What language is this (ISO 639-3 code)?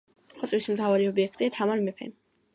kat